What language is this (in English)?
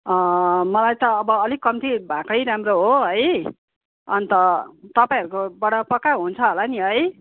Nepali